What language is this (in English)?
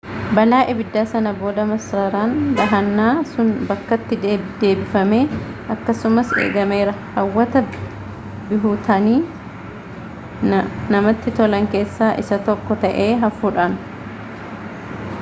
Oromo